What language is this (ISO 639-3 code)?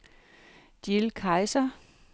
dan